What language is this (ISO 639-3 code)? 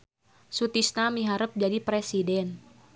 sun